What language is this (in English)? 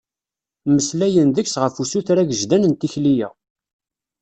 Kabyle